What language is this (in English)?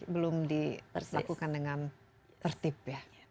Indonesian